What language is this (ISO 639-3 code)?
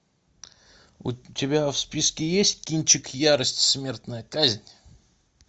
rus